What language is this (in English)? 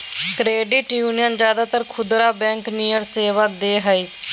Magahi